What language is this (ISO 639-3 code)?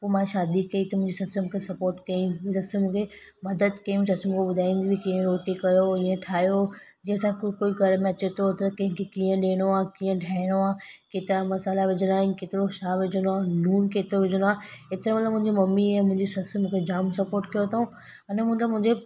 snd